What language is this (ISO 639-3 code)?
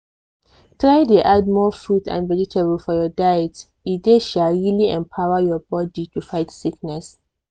pcm